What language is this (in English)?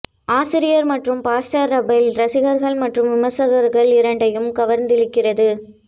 Tamil